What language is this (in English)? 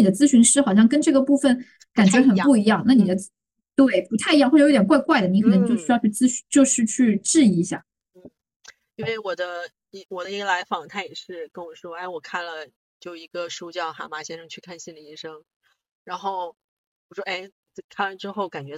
Chinese